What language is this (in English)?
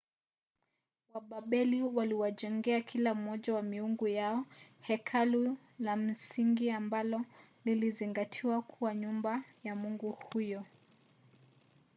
Swahili